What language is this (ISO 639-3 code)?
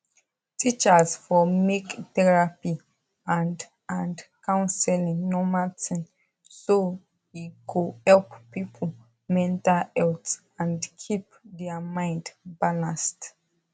pcm